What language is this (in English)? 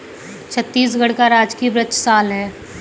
Hindi